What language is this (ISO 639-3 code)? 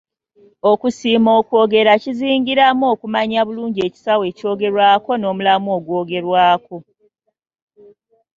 lug